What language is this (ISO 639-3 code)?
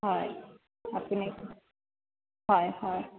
asm